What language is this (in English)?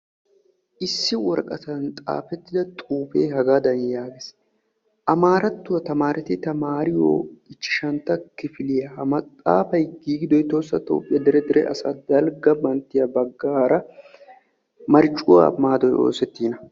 Wolaytta